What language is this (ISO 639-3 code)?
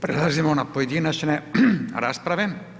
hrv